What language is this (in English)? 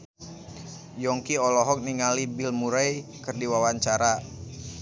Sundanese